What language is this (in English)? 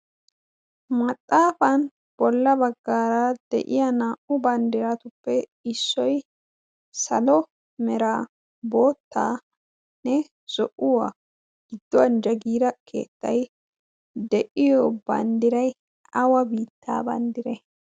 Wolaytta